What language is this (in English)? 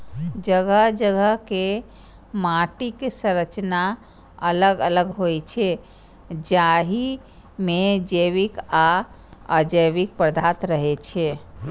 Maithili